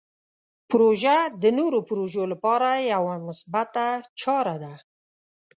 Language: Pashto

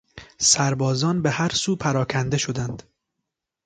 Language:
Persian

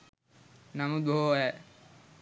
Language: Sinhala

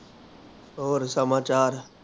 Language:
Punjabi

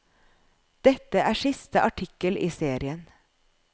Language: Norwegian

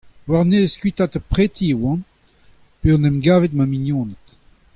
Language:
Breton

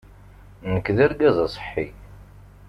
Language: Kabyle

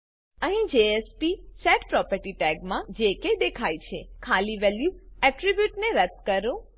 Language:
Gujarati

